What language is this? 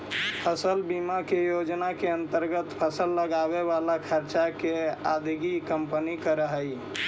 Magahi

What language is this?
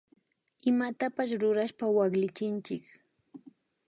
Imbabura Highland Quichua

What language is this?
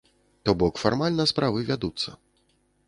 Belarusian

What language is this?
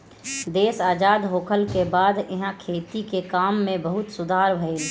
Bhojpuri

